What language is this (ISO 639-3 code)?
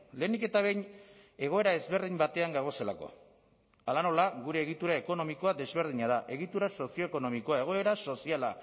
eus